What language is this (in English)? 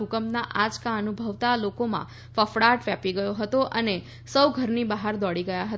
Gujarati